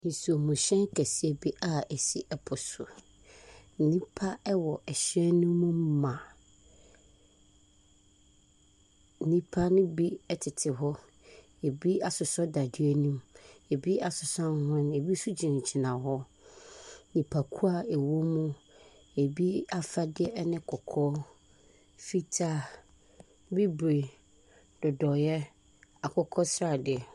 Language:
Akan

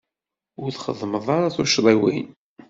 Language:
Kabyle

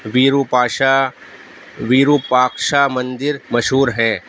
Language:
Urdu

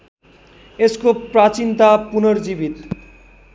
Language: Nepali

